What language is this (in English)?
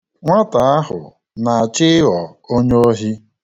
Igbo